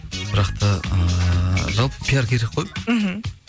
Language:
Kazakh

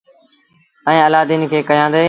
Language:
Sindhi Bhil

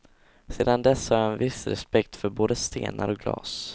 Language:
Swedish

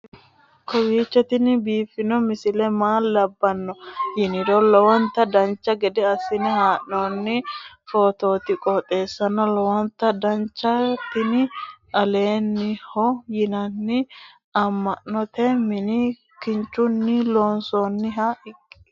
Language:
Sidamo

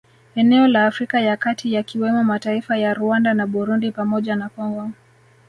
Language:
Swahili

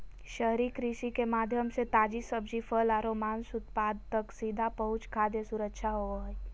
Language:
Magahi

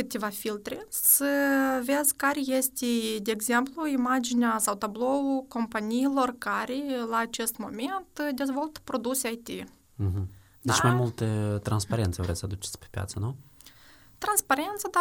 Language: Romanian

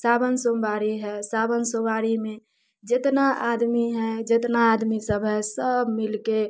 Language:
Maithili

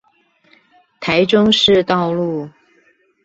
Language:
Chinese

